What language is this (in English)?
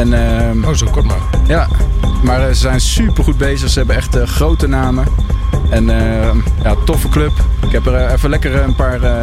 Dutch